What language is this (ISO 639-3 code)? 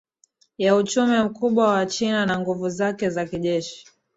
swa